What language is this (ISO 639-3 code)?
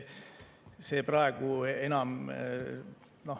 est